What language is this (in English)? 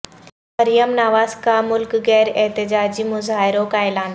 Urdu